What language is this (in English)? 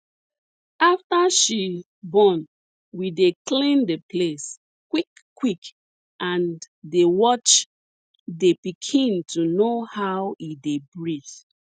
Nigerian Pidgin